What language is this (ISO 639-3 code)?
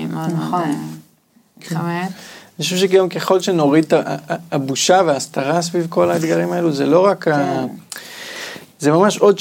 heb